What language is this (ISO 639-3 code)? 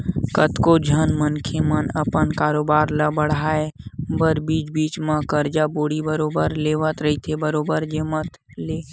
hne